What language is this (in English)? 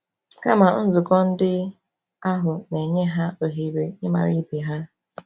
Igbo